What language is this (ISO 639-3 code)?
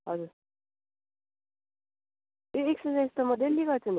nep